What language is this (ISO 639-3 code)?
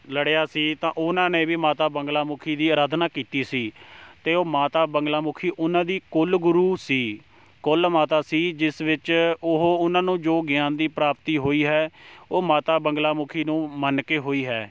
pan